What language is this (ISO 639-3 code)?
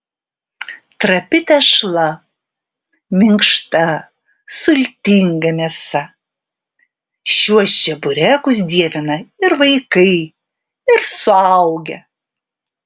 lit